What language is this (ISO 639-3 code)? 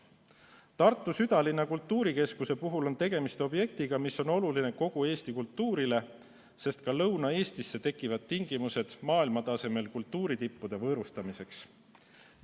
est